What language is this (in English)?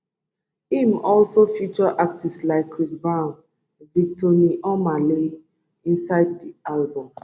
Nigerian Pidgin